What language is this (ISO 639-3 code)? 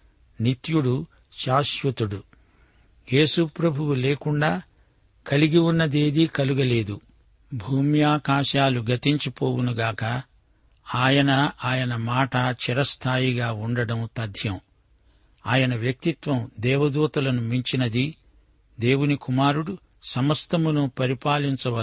tel